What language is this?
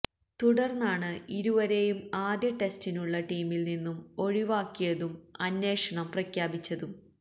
Malayalam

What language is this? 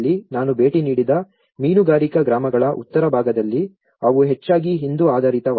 Kannada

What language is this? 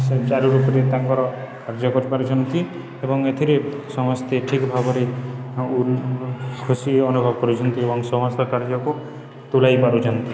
Odia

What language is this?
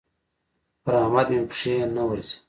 Pashto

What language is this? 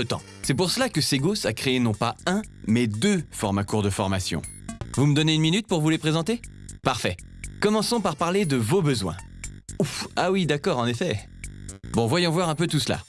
French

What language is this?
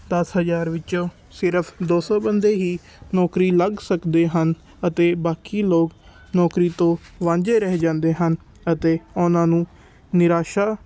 Punjabi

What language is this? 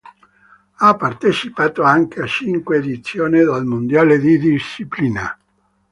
Italian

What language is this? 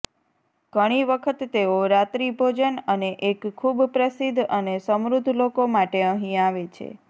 Gujarati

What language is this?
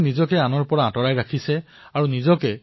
Assamese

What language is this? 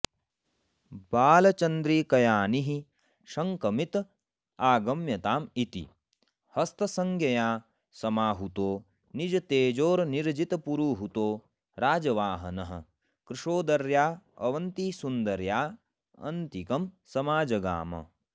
Sanskrit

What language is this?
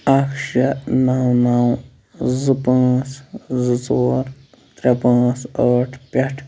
Kashmiri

